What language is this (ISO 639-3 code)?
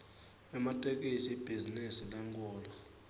ssw